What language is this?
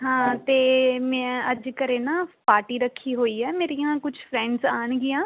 Punjabi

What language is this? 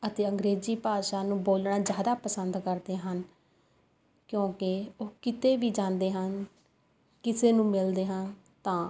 Punjabi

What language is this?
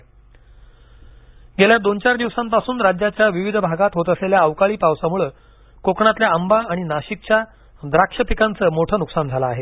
Marathi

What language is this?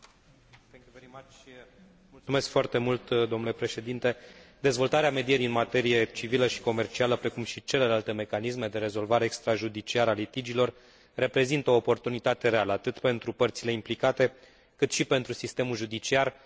Romanian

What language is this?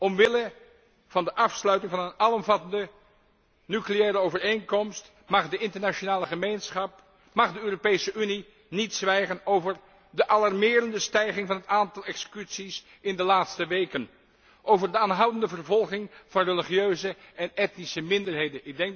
Dutch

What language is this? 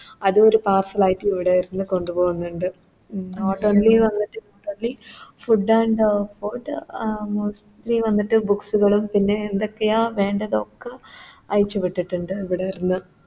Malayalam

